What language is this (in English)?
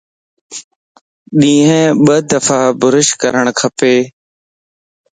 Lasi